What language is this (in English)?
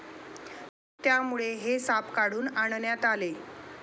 Marathi